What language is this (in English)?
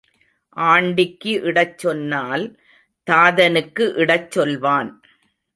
Tamil